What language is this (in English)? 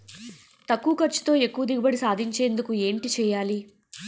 Telugu